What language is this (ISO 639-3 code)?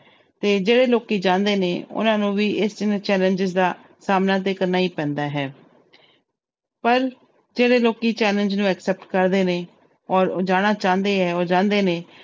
pan